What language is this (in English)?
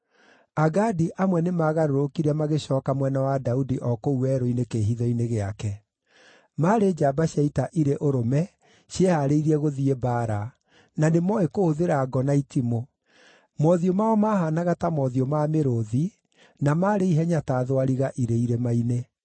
Kikuyu